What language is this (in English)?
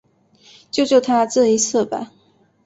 Chinese